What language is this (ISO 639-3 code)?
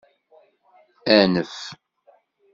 kab